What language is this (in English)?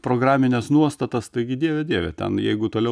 Lithuanian